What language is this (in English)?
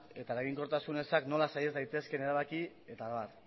Basque